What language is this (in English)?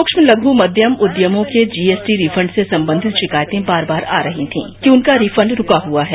Hindi